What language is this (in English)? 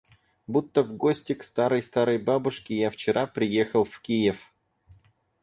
Russian